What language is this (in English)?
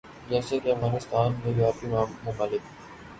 Urdu